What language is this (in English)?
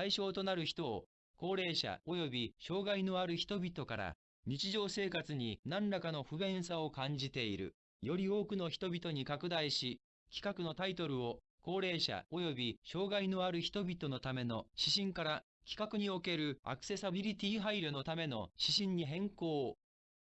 Japanese